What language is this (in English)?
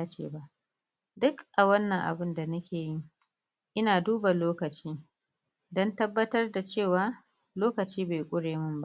Hausa